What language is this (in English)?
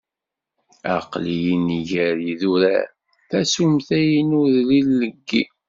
Kabyle